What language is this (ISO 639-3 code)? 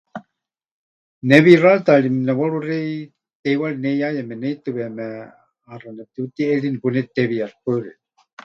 hch